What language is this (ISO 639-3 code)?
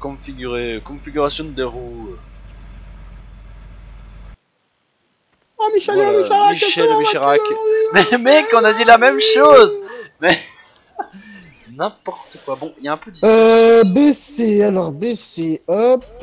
fra